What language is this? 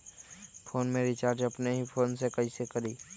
Magahi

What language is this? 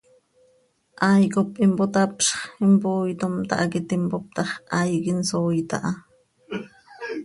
Seri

